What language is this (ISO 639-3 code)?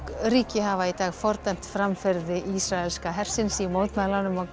isl